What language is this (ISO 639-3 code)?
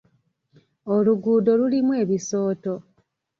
lug